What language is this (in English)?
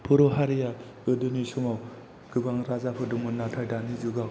Bodo